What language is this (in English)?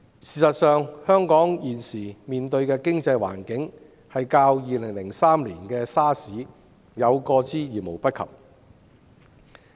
Cantonese